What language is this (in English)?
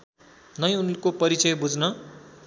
Nepali